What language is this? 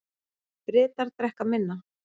Icelandic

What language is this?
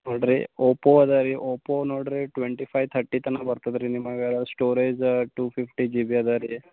Kannada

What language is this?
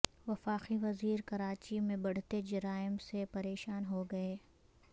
Urdu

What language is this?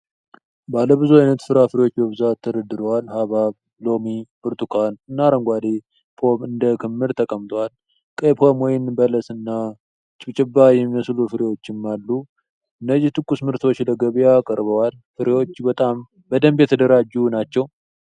Amharic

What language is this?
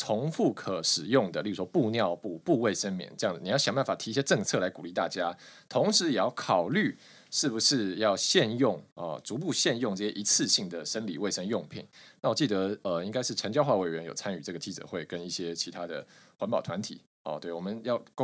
Chinese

